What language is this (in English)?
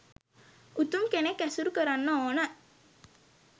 Sinhala